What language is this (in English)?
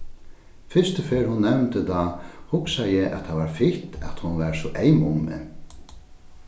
Faroese